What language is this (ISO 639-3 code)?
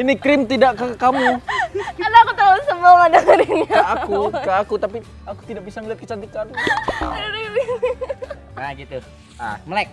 ind